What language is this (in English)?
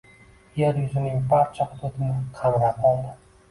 Uzbek